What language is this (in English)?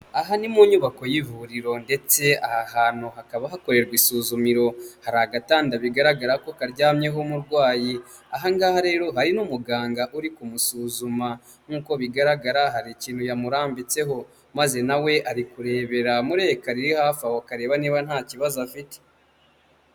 Kinyarwanda